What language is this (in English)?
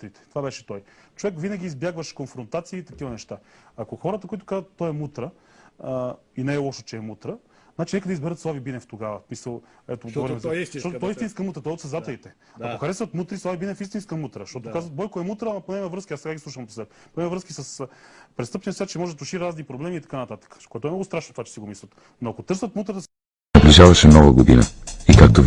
Bulgarian